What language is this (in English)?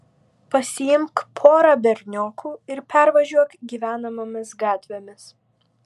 Lithuanian